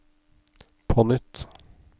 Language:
Norwegian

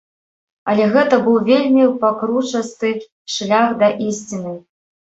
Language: Belarusian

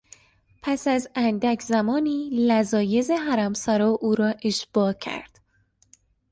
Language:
Persian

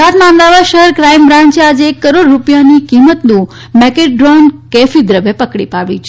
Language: Gujarati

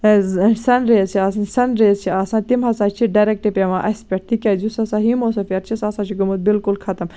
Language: Kashmiri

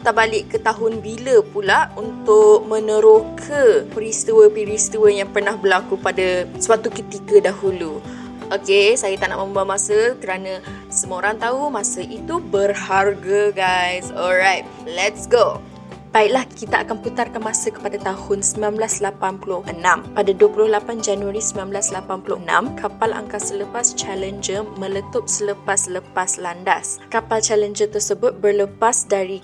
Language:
Malay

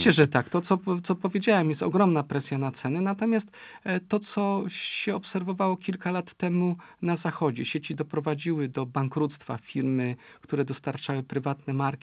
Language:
Polish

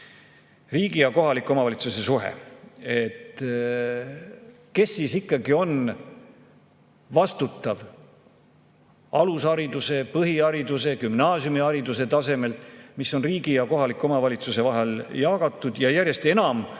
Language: Estonian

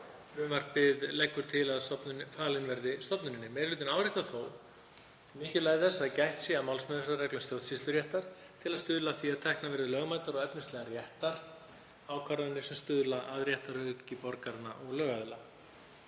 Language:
Icelandic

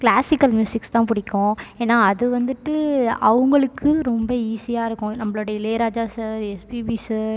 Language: Tamil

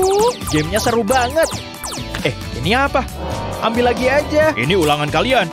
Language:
Indonesian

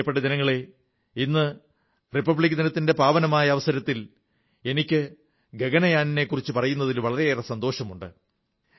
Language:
Malayalam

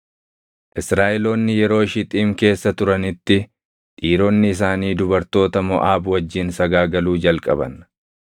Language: Oromo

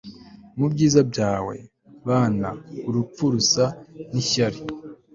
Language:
Kinyarwanda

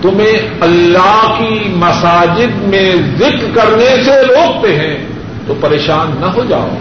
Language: Urdu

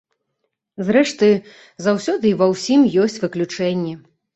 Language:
Belarusian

